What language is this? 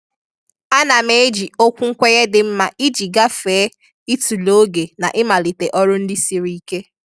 Igbo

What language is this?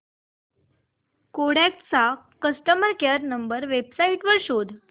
Marathi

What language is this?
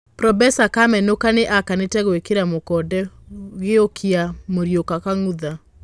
Kikuyu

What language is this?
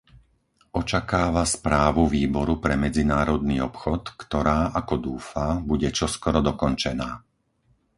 Slovak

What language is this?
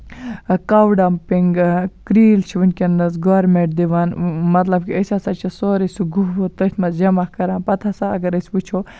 Kashmiri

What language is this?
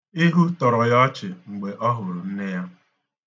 Igbo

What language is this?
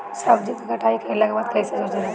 Bhojpuri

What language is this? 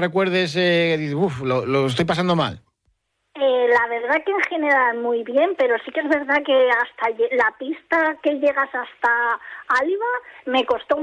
Spanish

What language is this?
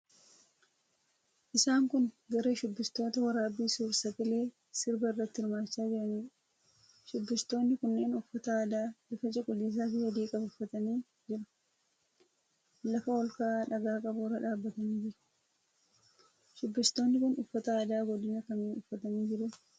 Oromo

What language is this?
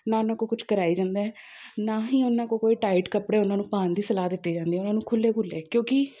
Punjabi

